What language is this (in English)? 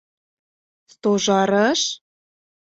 Mari